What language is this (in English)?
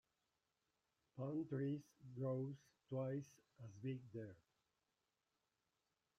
English